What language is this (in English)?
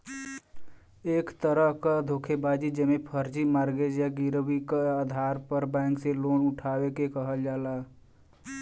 Bhojpuri